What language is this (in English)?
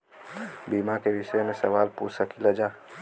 Bhojpuri